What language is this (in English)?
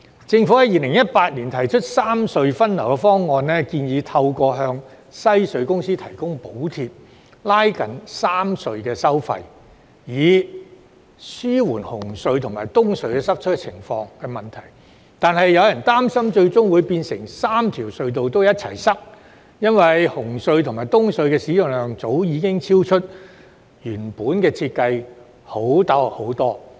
Cantonese